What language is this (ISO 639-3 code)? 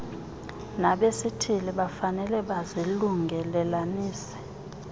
xho